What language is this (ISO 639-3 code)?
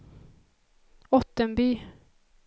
swe